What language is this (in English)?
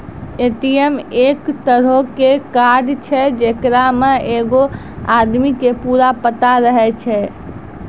Maithili